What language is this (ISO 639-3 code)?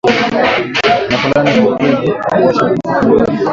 swa